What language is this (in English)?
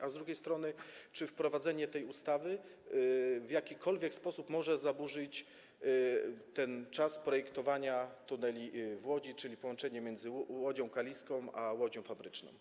Polish